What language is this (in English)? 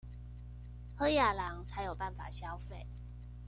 Chinese